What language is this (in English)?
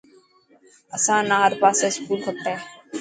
Dhatki